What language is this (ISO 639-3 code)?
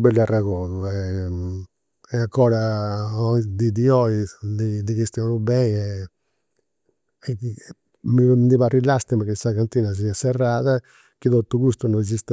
sro